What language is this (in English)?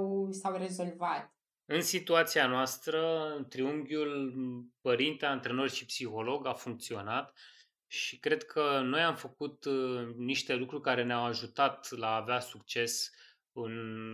Romanian